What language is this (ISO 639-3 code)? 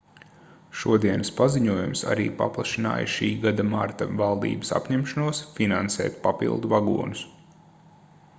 lav